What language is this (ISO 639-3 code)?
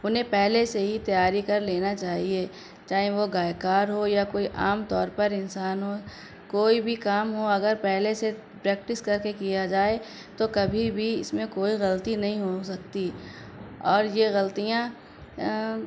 urd